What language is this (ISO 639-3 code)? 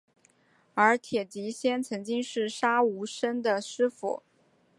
zho